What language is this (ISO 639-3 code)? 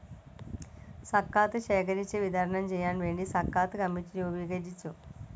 mal